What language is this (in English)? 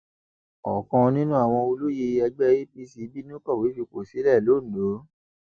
Yoruba